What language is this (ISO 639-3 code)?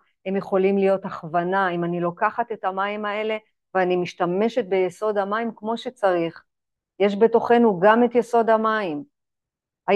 heb